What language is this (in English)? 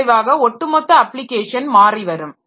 Tamil